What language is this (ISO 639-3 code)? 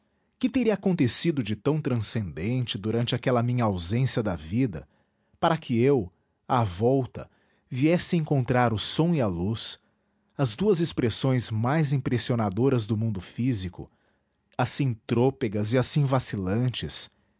por